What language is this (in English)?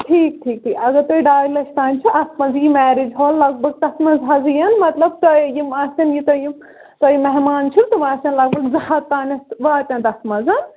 Kashmiri